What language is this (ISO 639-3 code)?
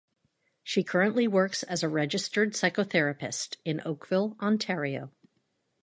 eng